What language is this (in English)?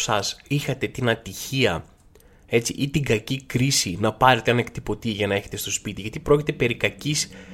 Greek